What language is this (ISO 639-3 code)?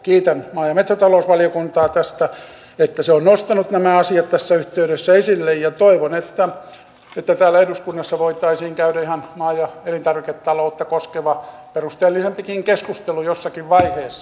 fin